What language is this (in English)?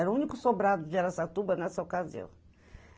Portuguese